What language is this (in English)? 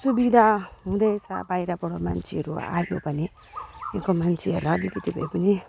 Nepali